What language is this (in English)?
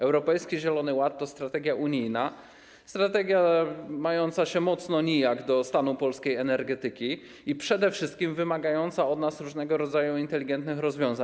Polish